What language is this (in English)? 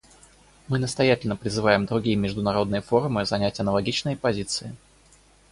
Russian